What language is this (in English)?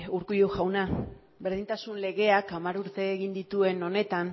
Basque